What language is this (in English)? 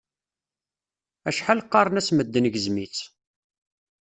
Kabyle